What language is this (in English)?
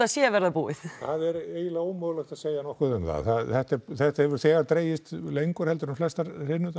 Icelandic